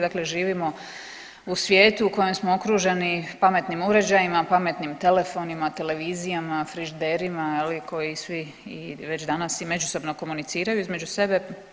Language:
Croatian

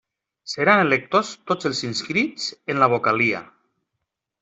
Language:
Catalan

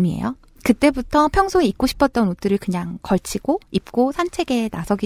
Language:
Korean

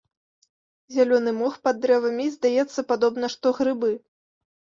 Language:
Belarusian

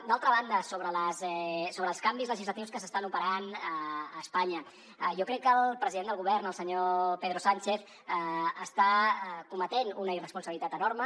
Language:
Catalan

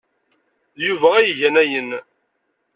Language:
Kabyle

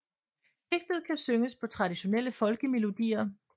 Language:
Danish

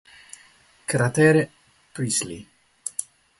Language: Italian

